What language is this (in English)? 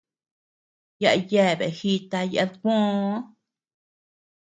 Tepeuxila Cuicatec